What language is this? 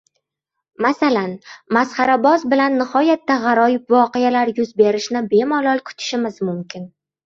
Uzbek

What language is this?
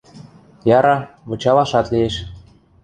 Western Mari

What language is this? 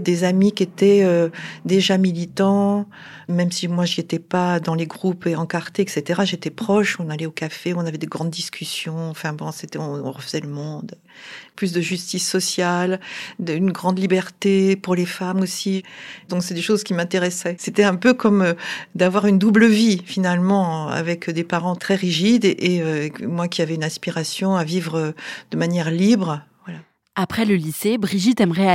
French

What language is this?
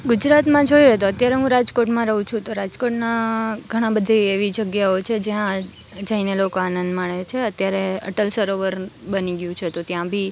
Gujarati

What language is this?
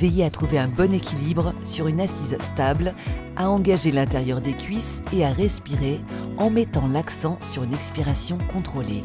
French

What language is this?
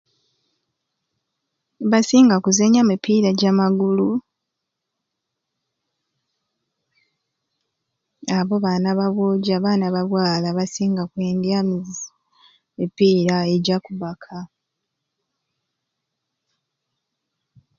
Ruuli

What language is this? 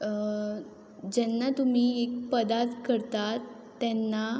Konkani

